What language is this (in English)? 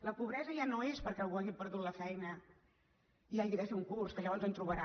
Catalan